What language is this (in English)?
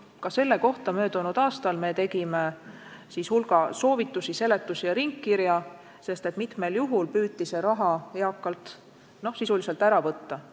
Estonian